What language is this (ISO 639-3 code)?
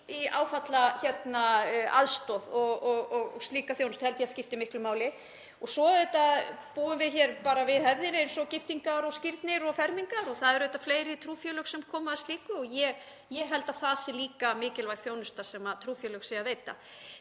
isl